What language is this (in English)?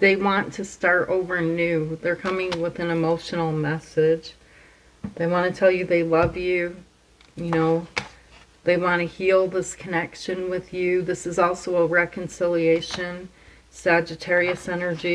English